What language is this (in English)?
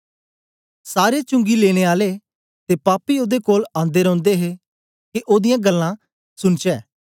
Dogri